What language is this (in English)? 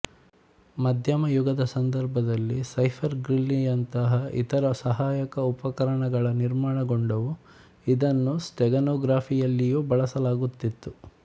Kannada